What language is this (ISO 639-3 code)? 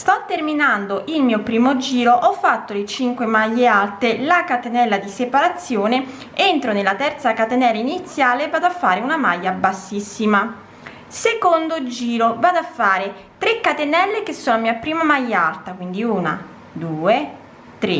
ita